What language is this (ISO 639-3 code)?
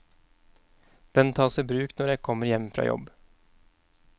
nor